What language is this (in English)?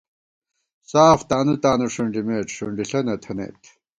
Gawar-Bati